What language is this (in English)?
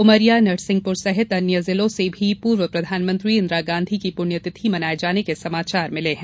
Hindi